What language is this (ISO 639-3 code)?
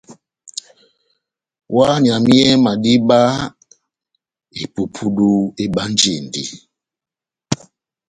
bnm